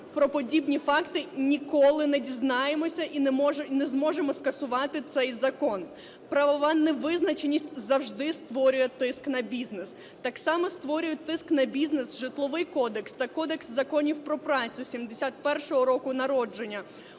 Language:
Ukrainian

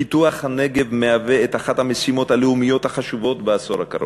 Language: Hebrew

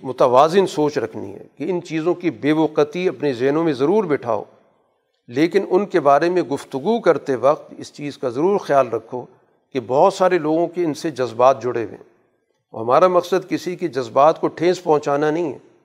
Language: Urdu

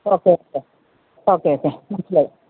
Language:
Malayalam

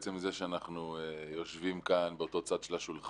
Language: Hebrew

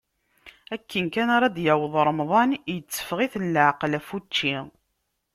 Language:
Kabyle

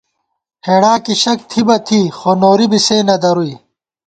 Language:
Gawar-Bati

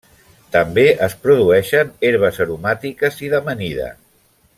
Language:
Catalan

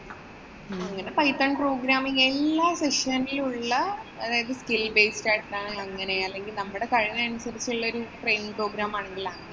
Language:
Malayalam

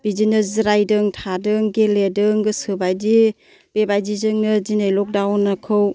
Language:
Bodo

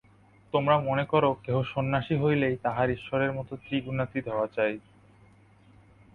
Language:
Bangla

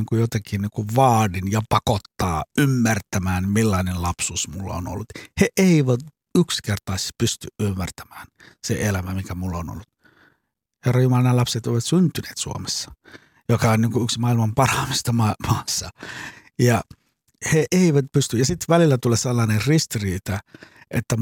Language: Finnish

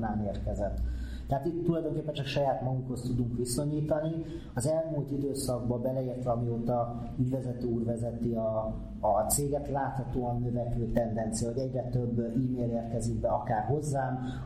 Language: Hungarian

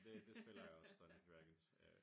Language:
Danish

